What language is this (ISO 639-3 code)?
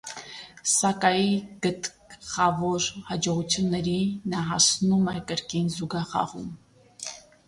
hye